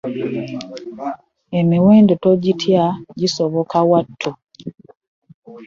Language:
Ganda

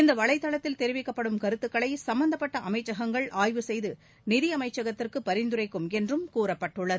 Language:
Tamil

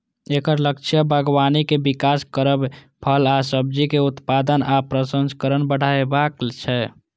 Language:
Maithili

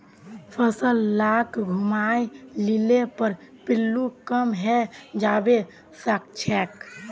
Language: Magahi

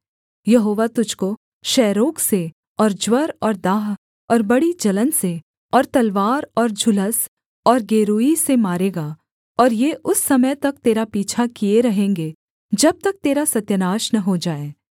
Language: Hindi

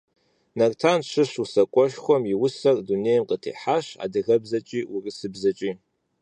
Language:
Kabardian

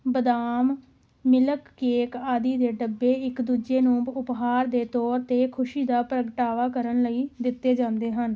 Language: Punjabi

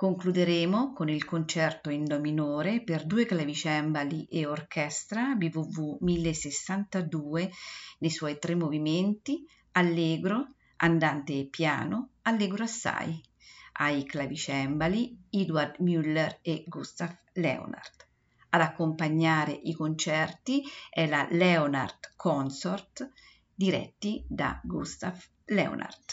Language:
Italian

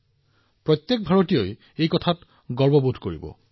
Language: Assamese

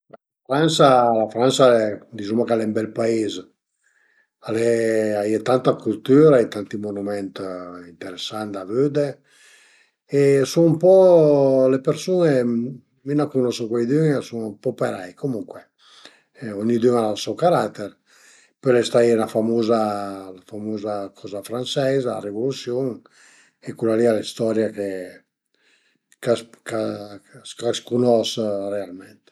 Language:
Piedmontese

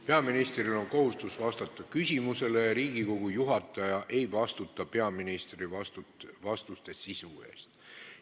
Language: Estonian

